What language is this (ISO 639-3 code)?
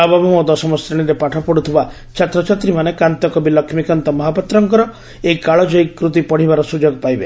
ori